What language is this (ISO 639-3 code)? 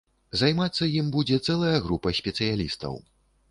bel